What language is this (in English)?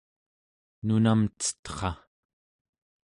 Central Yupik